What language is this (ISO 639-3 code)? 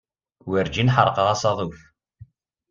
kab